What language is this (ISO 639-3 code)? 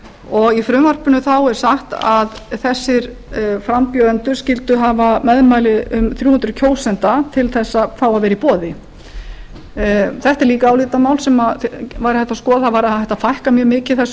isl